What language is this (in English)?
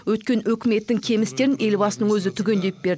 Kazakh